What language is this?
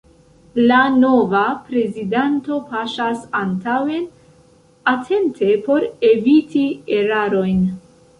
Esperanto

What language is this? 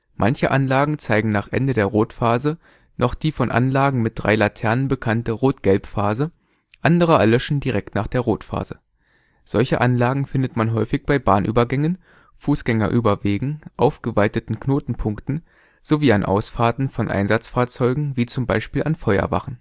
German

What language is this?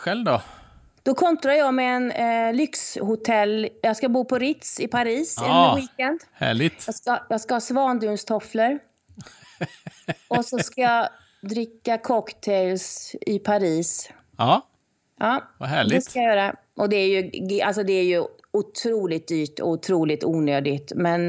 Swedish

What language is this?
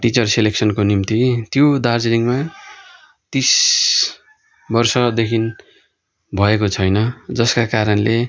Nepali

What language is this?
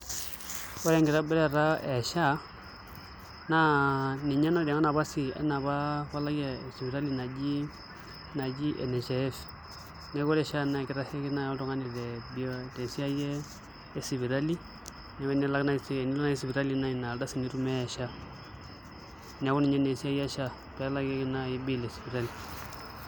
Masai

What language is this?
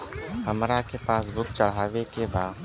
Bhojpuri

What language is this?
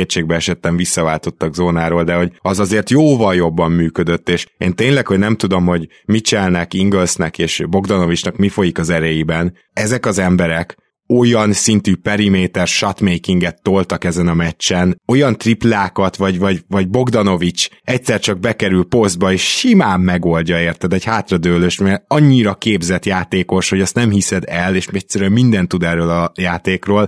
Hungarian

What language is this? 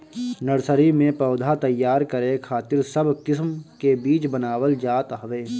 Bhojpuri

